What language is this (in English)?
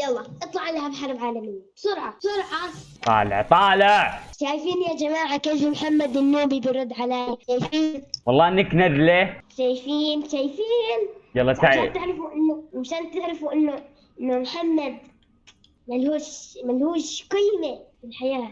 Arabic